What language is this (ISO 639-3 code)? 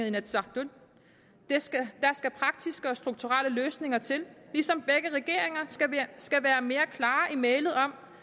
dan